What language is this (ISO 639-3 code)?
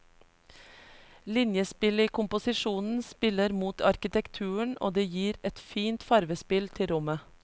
nor